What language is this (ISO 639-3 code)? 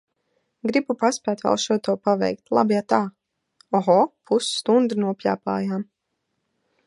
lav